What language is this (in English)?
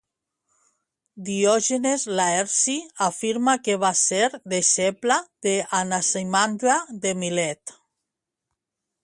Catalan